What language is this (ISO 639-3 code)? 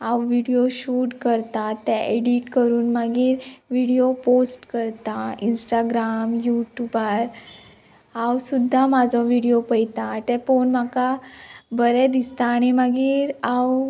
kok